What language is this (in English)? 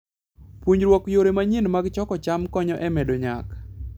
Luo (Kenya and Tanzania)